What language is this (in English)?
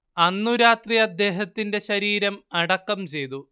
Malayalam